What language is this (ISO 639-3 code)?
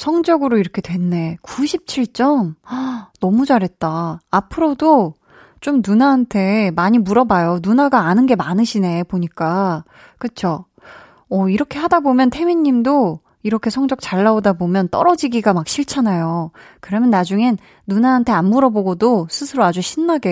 kor